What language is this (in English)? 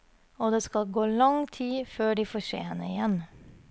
Norwegian